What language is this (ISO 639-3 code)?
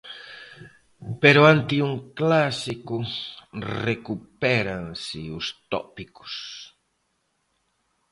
glg